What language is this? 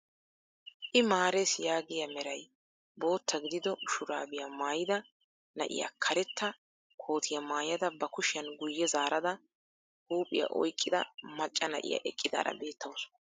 Wolaytta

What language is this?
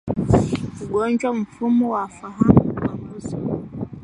Swahili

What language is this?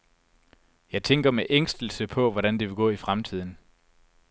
Danish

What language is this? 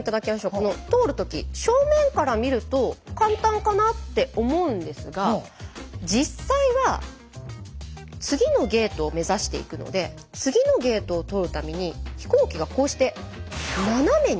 Japanese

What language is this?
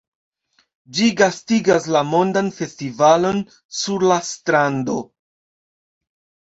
Esperanto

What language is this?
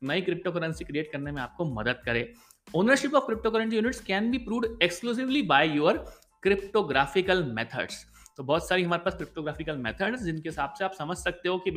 Hindi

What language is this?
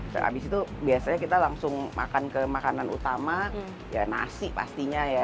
Indonesian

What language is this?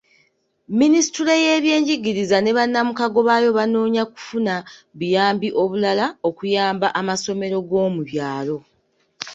Ganda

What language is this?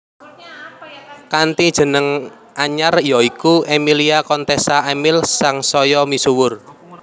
Javanese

